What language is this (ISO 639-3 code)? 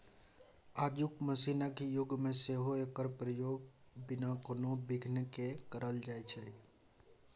mai